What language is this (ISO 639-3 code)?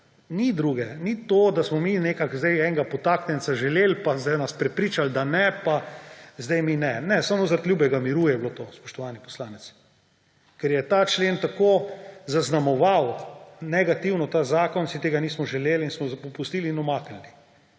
slv